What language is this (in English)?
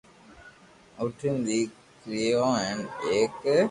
Loarki